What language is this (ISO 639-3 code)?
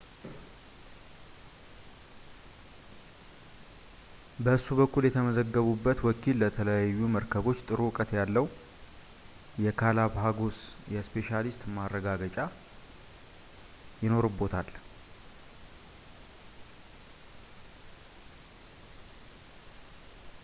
amh